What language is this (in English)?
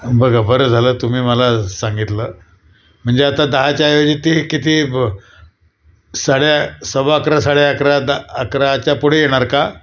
Marathi